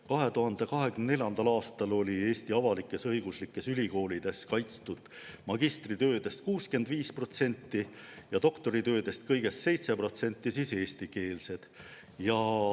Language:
Estonian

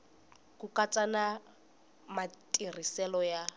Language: Tsonga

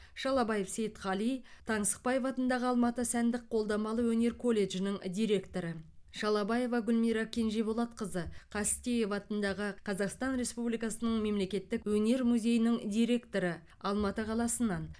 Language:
Kazakh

